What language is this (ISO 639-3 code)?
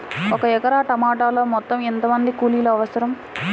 tel